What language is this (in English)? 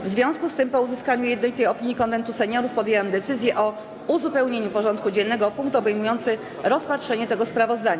Polish